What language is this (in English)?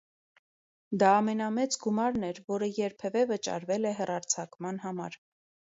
Armenian